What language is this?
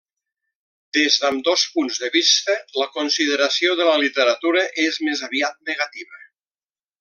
Catalan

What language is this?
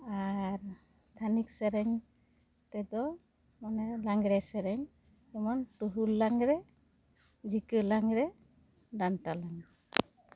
Santali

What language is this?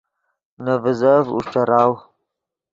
Yidgha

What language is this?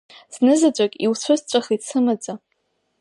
Abkhazian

